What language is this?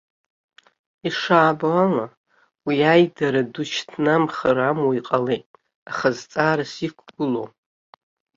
Abkhazian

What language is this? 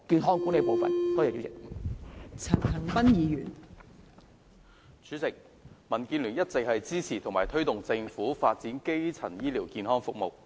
Cantonese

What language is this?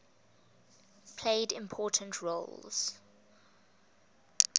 English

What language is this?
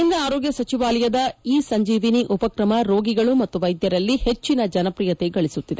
Kannada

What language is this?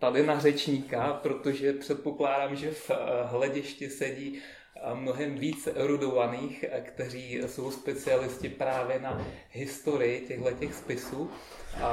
Czech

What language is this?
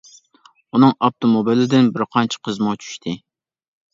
Uyghur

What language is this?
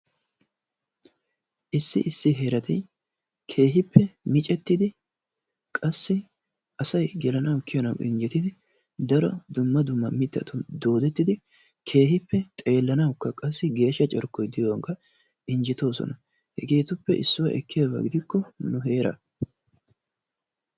Wolaytta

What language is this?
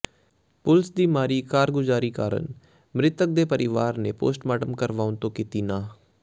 Punjabi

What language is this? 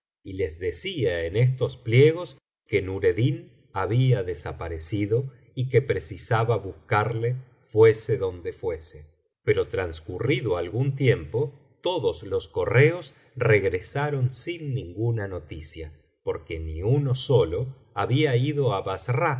Spanish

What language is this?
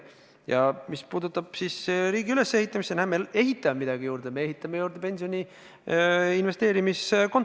Estonian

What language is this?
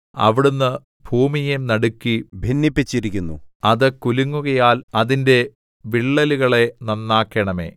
Malayalam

